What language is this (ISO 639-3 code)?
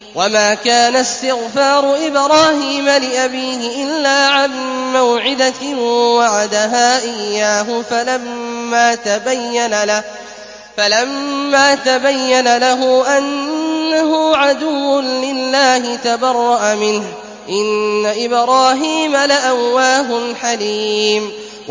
ara